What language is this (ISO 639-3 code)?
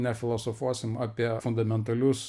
lit